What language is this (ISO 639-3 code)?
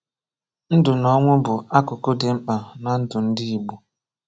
ibo